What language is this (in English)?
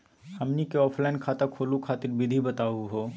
Magahi